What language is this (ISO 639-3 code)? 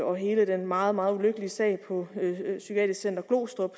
dan